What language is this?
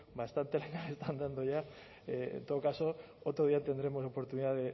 Spanish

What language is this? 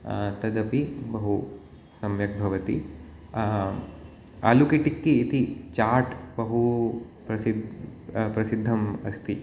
Sanskrit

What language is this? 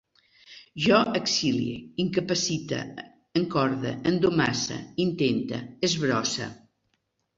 Catalan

